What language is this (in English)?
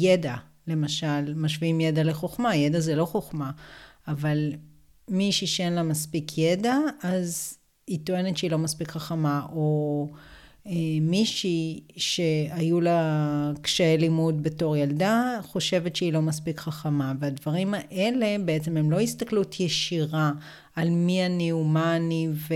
Hebrew